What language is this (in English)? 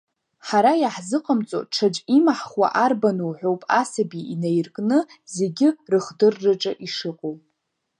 Abkhazian